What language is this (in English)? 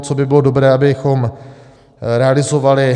Czech